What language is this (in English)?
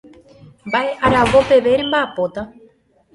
Guarani